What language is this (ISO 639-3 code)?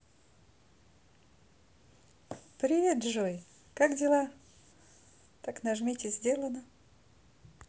rus